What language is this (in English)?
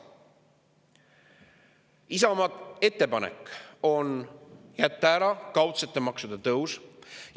Estonian